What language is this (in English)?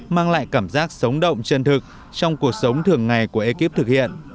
Vietnamese